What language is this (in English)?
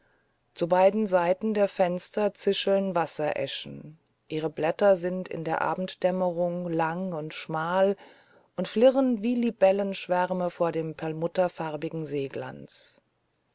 German